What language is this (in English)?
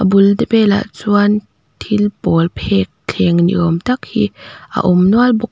Mizo